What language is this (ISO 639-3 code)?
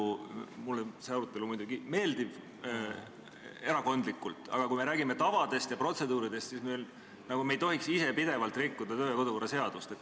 est